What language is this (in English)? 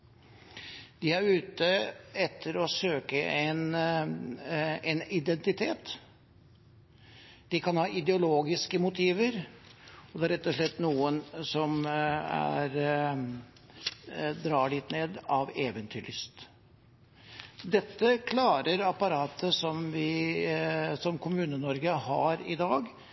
Norwegian Bokmål